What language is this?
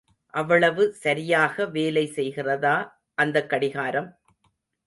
Tamil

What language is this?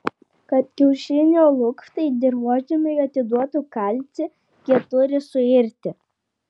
Lithuanian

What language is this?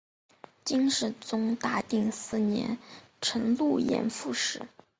Chinese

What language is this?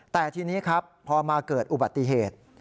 Thai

